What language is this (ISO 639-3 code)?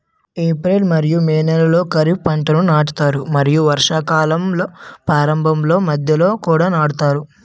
tel